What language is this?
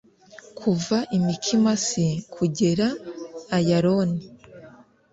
Kinyarwanda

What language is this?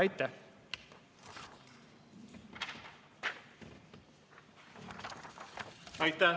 Estonian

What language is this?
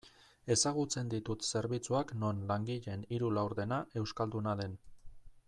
Basque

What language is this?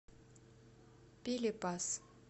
Russian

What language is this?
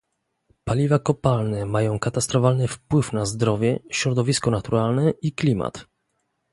Polish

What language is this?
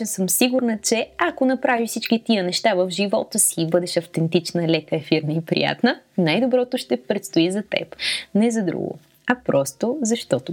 Bulgarian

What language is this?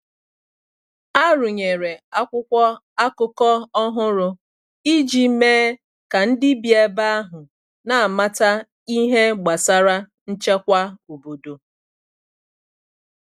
Igbo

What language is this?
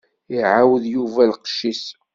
Kabyle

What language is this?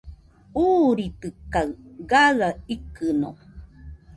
Nüpode Huitoto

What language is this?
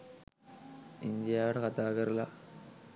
Sinhala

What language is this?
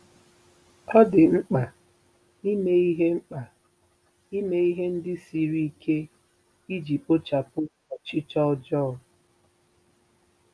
Igbo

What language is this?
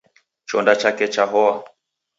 Taita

